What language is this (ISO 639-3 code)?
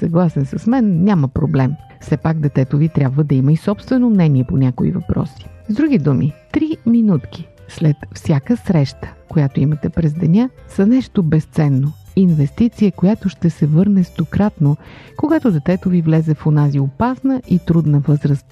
bul